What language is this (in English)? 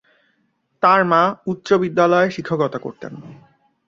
Bangla